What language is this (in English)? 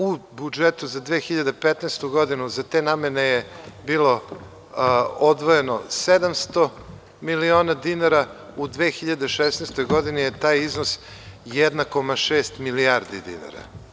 Serbian